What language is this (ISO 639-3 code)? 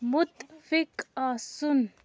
kas